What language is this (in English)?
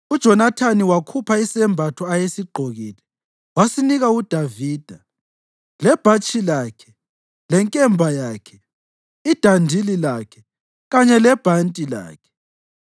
North Ndebele